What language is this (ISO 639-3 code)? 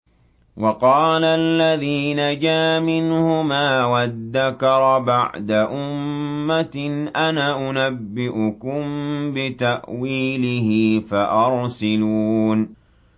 ara